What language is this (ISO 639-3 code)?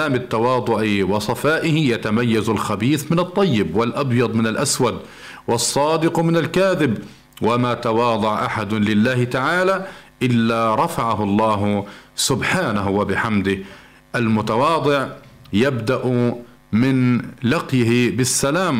ara